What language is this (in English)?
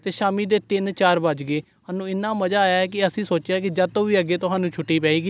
Punjabi